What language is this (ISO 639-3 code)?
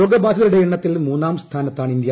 mal